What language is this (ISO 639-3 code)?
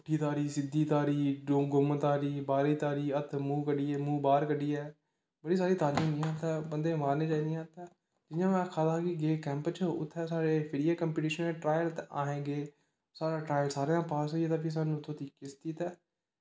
doi